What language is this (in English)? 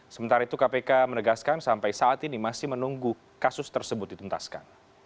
Indonesian